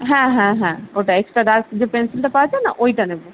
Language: Bangla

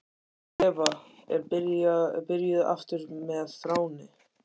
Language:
Icelandic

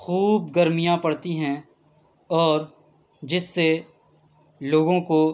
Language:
Urdu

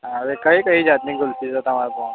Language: Gujarati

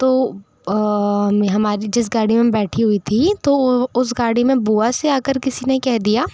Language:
Hindi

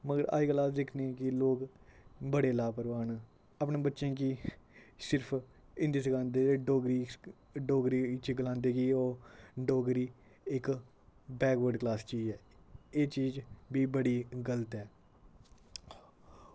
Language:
Dogri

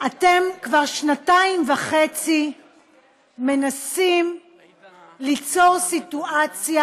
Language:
Hebrew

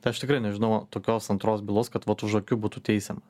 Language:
Lithuanian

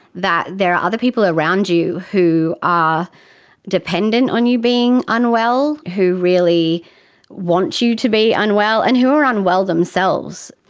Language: English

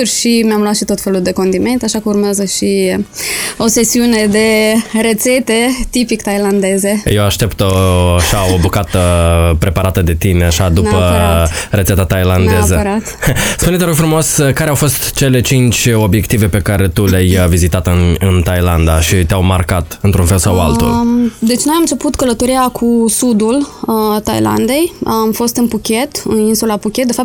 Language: Romanian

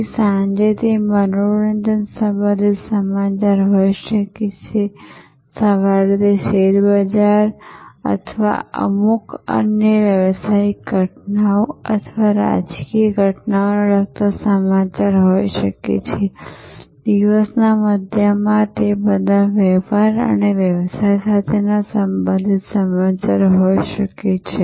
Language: Gujarati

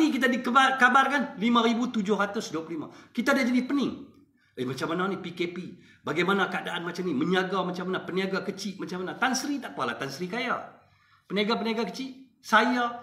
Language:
Malay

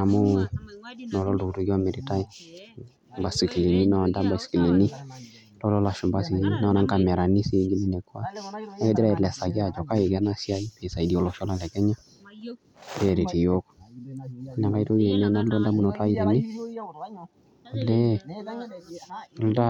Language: Masai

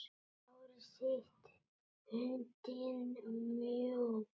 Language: Icelandic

